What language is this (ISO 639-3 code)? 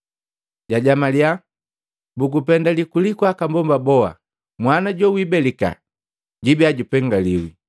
mgv